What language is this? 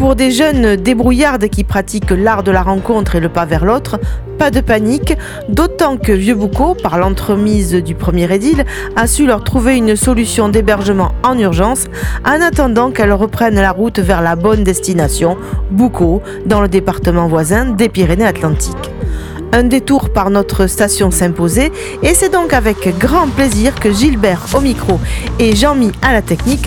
French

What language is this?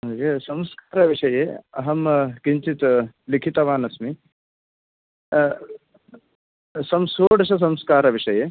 Sanskrit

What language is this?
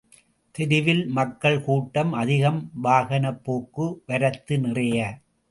Tamil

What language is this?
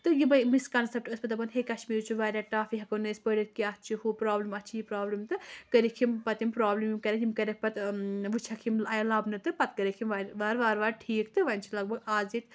Kashmiri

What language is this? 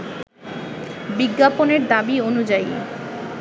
Bangla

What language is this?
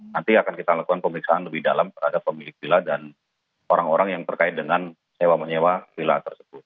Indonesian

